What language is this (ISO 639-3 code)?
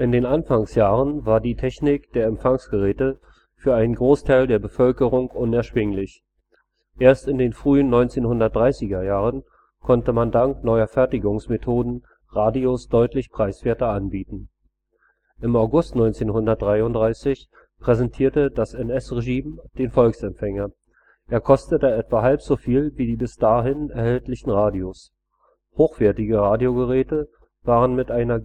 deu